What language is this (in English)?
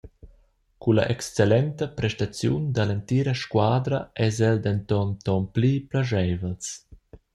Romansh